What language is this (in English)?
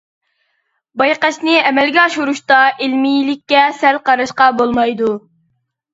Uyghur